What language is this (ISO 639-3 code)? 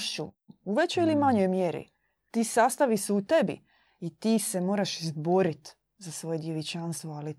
hrv